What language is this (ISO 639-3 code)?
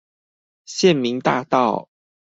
zho